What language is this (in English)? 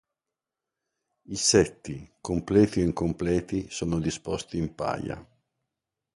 Italian